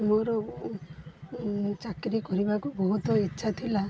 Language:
Odia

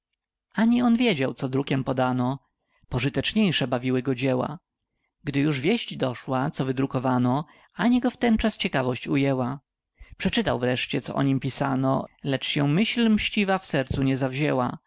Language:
Polish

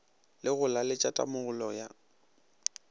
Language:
Northern Sotho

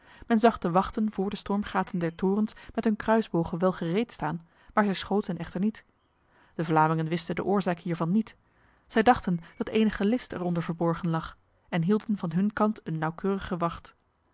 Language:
Dutch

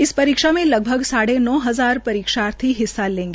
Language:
Hindi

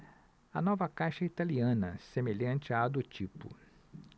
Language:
Portuguese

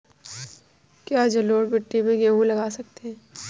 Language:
Hindi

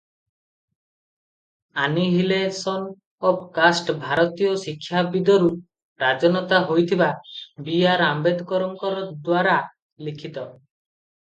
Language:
Odia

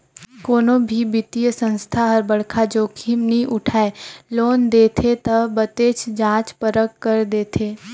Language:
Chhattisgarhi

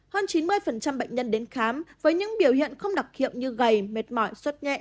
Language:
Vietnamese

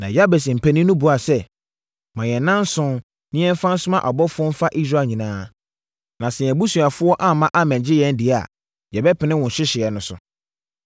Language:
Akan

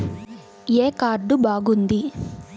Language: Telugu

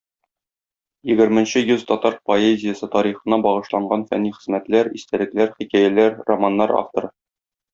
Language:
Tatar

